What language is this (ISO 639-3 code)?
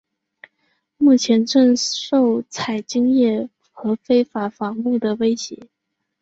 zho